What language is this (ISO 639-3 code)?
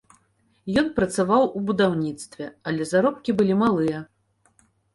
bel